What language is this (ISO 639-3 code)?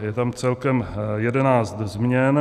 ces